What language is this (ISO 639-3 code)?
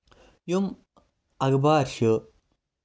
kas